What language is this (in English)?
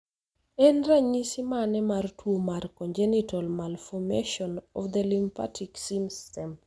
Luo (Kenya and Tanzania)